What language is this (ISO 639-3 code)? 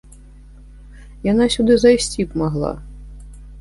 bel